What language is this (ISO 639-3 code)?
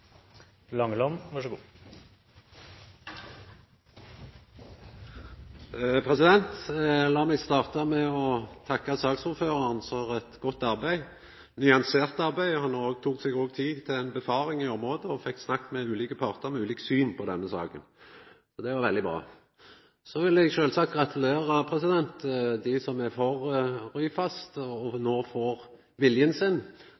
nno